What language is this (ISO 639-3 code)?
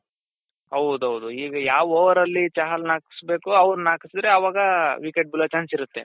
kan